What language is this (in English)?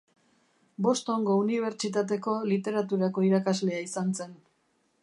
Basque